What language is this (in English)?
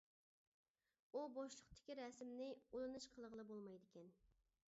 Uyghur